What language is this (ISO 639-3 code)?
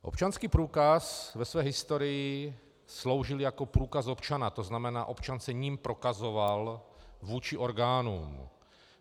ces